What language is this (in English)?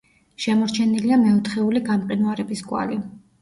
Georgian